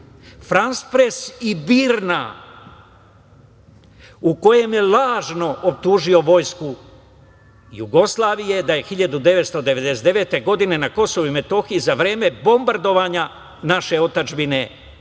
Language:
Serbian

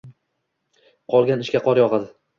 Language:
Uzbek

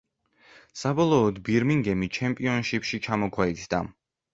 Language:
Georgian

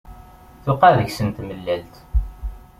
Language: Kabyle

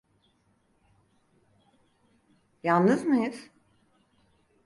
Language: Turkish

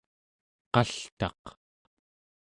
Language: Central Yupik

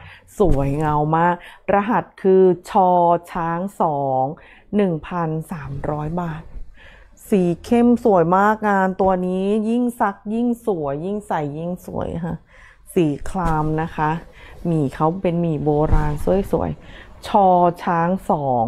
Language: Thai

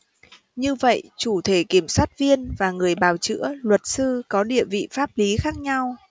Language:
Vietnamese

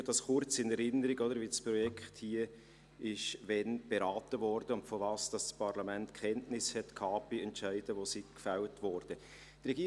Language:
Swiss German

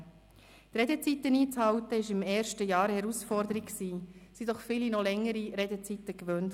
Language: Swiss German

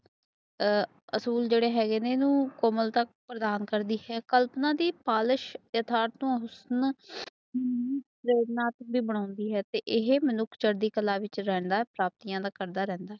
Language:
Punjabi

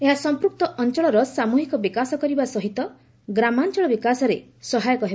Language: Odia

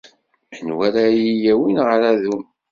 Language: Kabyle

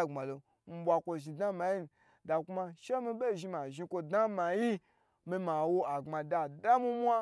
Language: Gbagyi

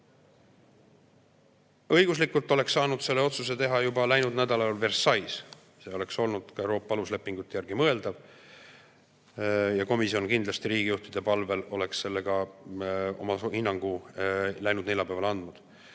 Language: Estonian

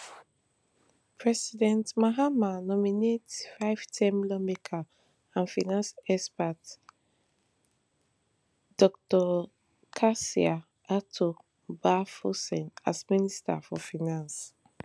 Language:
Nigerian Pidgin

